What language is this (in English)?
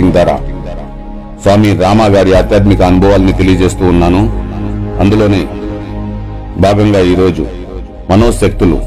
Telugu